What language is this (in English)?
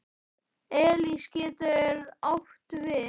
Icelandic